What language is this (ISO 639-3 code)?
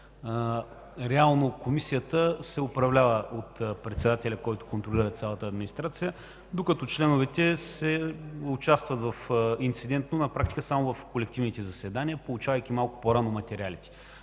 bul